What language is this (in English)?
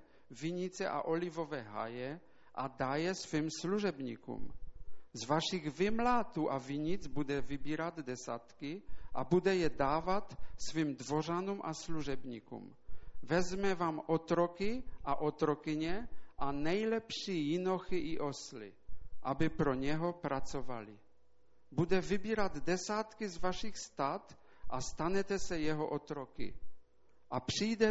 Czech